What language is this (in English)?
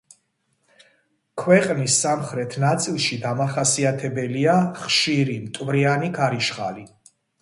Georgian